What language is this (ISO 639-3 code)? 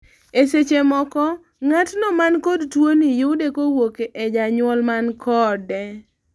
luo